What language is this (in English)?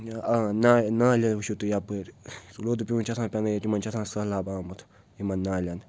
Kashmiri